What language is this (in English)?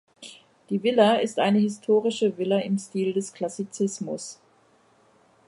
German